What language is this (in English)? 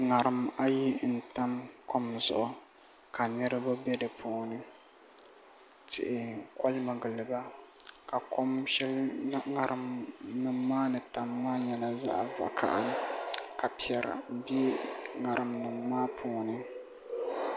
Dagbani